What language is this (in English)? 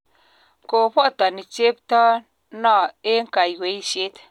Kalenjin